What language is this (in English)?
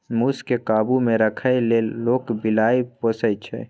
Maithili